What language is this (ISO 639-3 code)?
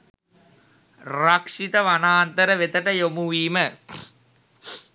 sin